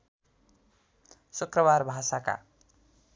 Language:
Nepali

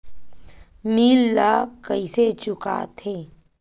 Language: Chhattisgarhi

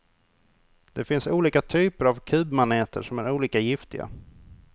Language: Swedish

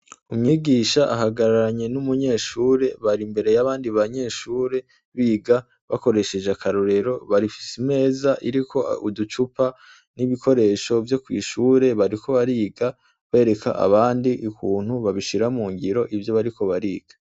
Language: Rundi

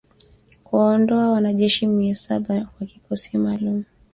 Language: Swahili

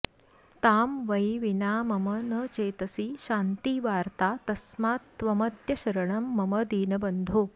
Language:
Sanskrit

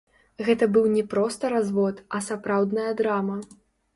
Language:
Belarusian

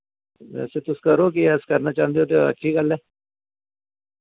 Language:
Dogri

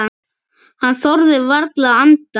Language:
Icelandic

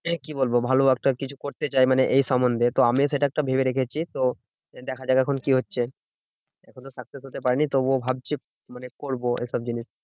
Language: Bangla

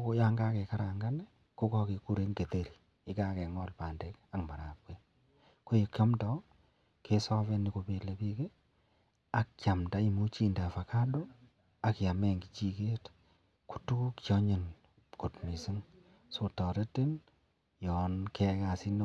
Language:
Kalenjin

